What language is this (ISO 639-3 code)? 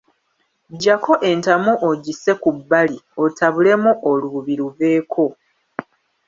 lug